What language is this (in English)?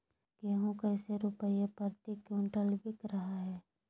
Magahi